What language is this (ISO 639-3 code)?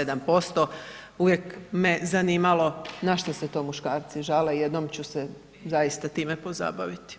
hrv